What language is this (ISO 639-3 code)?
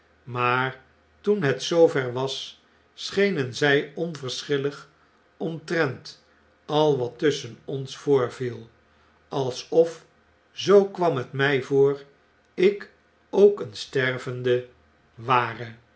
nld